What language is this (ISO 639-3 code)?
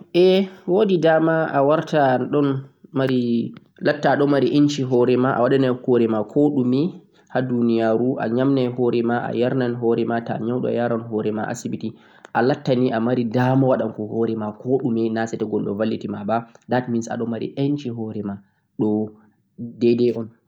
fuq